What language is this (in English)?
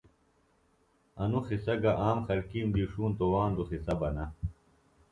Phalura